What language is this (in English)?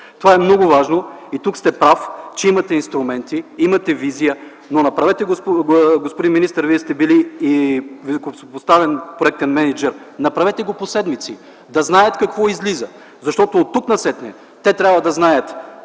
Bulgarian